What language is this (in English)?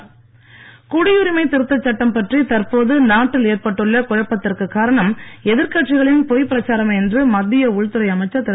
Tamil